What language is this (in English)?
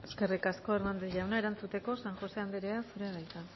Basque